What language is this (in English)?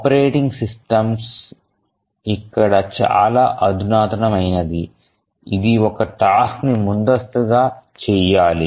Telugu